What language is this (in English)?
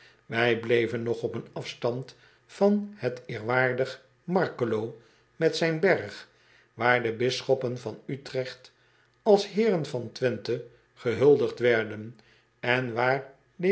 Dutch